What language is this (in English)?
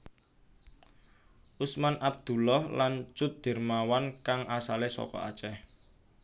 Javanese